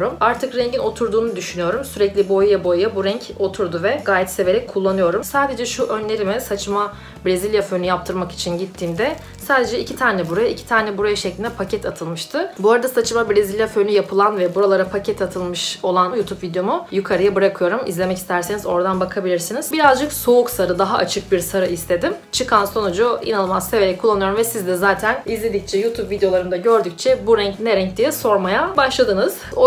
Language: Turkish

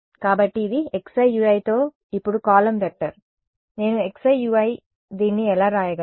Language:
Telugu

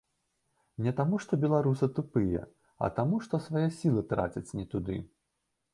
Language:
Belarusian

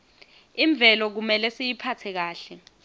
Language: Swati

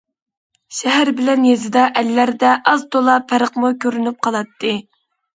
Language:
Uyghur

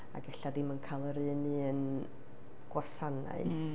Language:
Welsh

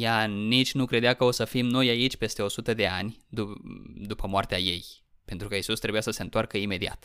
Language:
Romanian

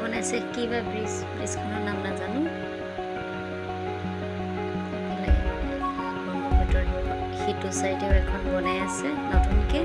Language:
Bangla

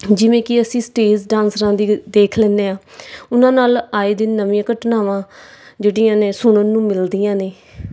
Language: Punjabi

